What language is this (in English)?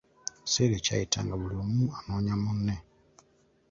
Ganda